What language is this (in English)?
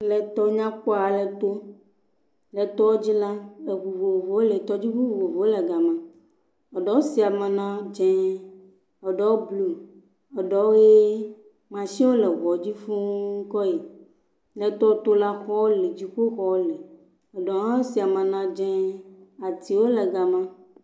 Ewe